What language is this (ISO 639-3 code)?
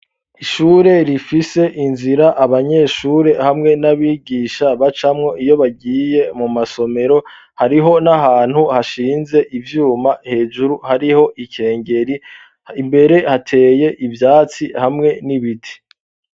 run